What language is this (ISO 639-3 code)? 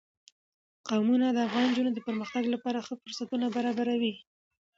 pus